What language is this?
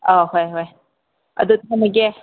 Manipuri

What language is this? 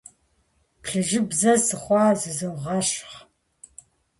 Kabardian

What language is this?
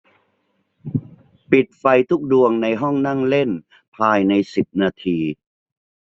Thai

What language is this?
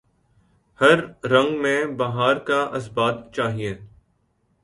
Urdu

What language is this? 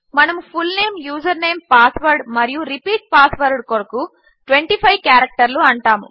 Telugu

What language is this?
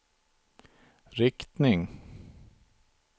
Swedish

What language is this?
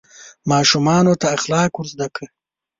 Pashto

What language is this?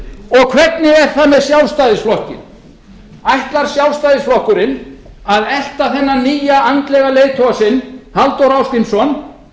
Icelandic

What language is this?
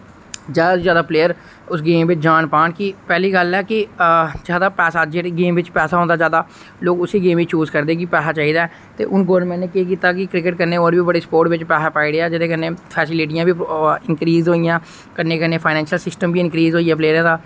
Dogri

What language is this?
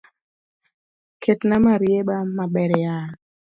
Luo (Kenya and Tanzania)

